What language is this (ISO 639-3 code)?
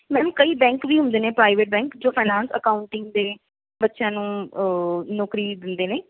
pan